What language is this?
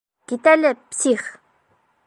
Bashkir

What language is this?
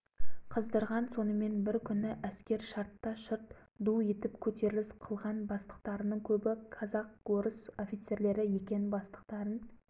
Kazakh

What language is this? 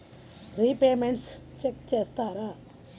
Telugu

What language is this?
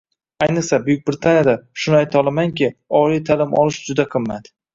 Uzbek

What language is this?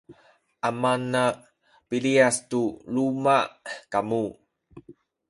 Sakizaya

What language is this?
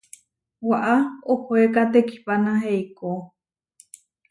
Huarijio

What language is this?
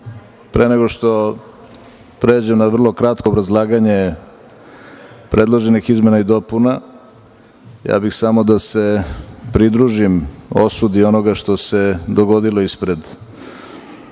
Serbian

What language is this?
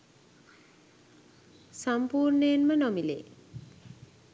Sinhala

